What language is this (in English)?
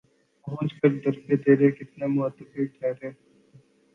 Urdu